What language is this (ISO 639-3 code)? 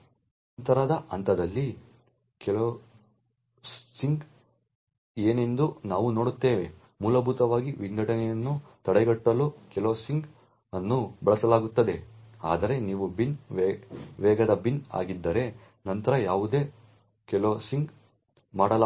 kan